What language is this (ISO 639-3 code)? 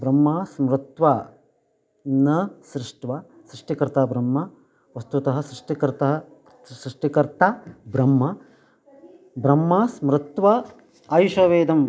san